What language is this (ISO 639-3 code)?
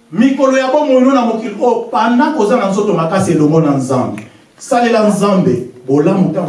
fra